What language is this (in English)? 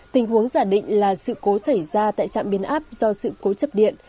Vietnamese